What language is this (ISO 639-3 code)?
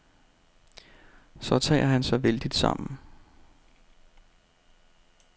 dan